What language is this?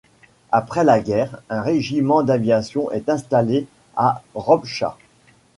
French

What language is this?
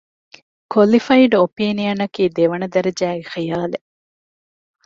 Divehi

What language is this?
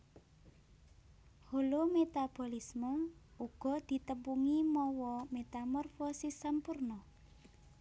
Javanese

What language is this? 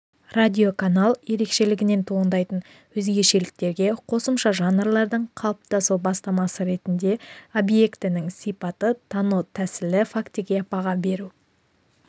Kazakh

